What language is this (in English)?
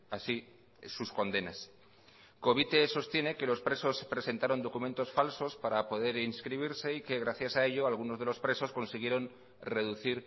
Spanish